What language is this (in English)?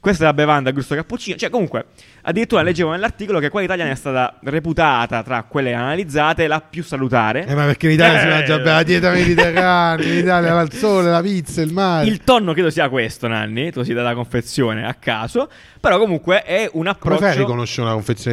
Italian